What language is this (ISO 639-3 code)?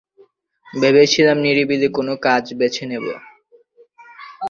ben